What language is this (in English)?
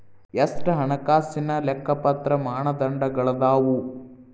Kannada